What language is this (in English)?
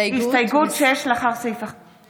Hebrew